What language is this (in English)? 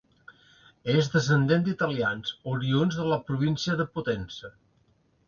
Catalan